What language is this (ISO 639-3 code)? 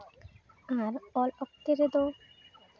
sat